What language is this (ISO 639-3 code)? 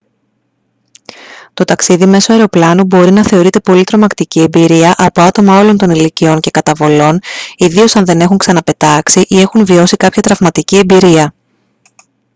ell